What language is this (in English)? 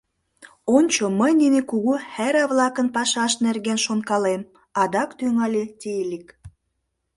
Mari